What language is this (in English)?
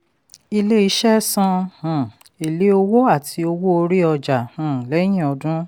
Yoruba